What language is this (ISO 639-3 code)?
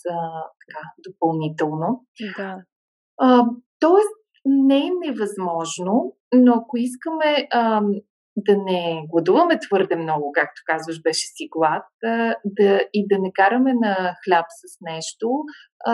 bul